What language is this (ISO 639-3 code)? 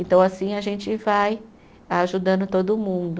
por